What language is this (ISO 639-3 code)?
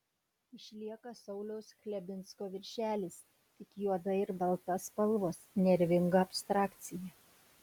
lit